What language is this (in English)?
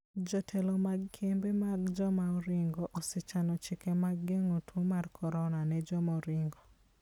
Luo (Kenya and Tanzania)